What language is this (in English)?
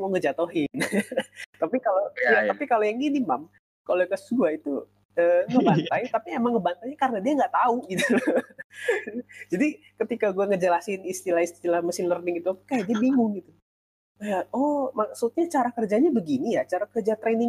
Indonesian